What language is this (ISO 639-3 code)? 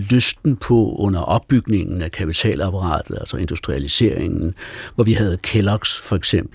dan